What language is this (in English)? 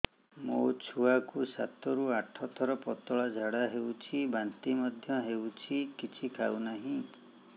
Odia